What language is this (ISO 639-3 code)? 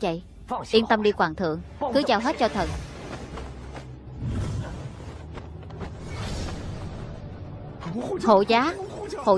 vie